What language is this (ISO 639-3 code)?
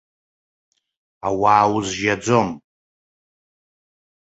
abk